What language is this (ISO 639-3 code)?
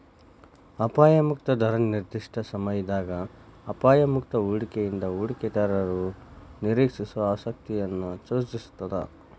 kan